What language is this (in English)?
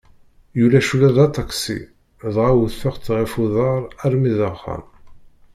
Kabyle